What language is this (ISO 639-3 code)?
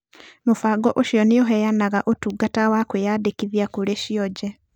kik